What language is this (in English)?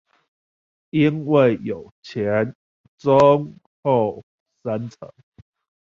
Chinese